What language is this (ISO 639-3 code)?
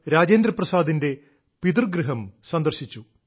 mal